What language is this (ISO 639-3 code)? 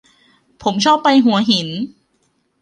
tha